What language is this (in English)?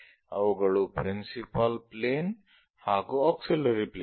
Kannada